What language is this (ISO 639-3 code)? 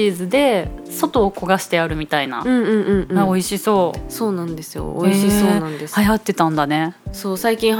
jpn